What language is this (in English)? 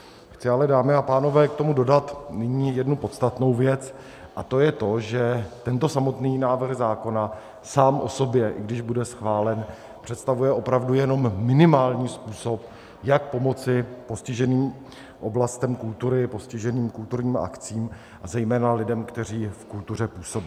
Czech